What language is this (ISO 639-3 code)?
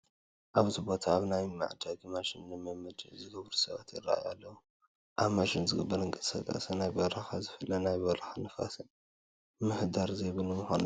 tir